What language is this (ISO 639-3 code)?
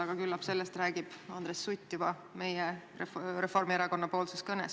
est